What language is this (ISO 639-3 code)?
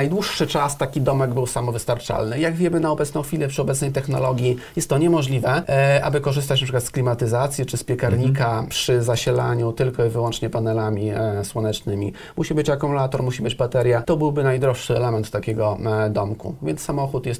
pol